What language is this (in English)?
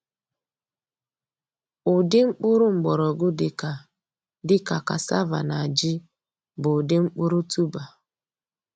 Igbo